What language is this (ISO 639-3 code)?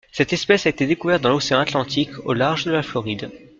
fra